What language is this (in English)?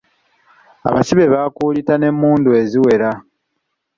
Ganda